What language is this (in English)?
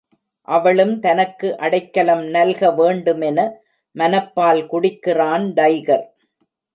Tamil